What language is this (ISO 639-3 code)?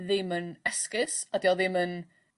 cym